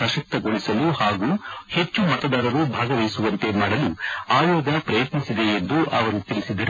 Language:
Kannada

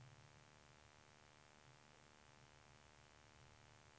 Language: Swedish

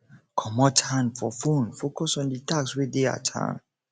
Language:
Nigerian Pidgin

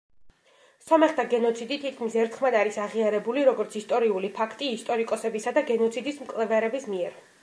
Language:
Georgian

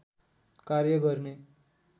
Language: Nepali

